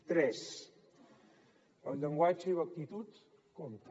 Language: Catalan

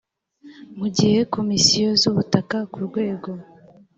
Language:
Kinyarwanda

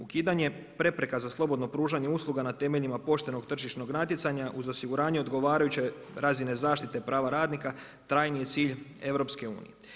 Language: Croatian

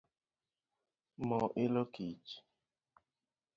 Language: Luo (Kenya and Tanzania)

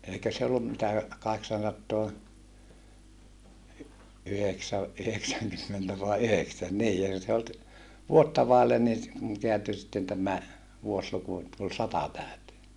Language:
Finnish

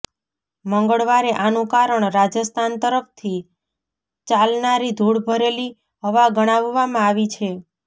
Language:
Gujarati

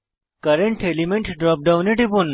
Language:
Bangla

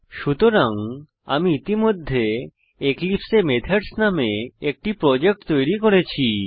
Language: Bangla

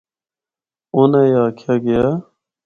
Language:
Northern Hindko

